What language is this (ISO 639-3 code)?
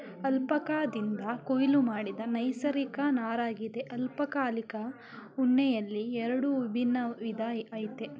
kan